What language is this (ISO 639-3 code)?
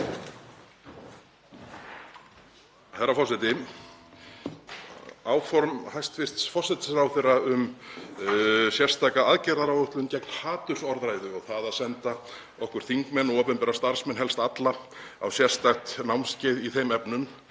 isl